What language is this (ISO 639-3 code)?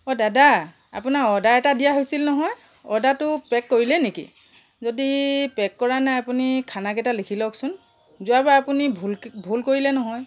asm